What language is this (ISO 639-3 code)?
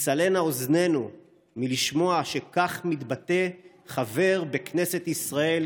heb